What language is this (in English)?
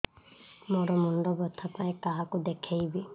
Odia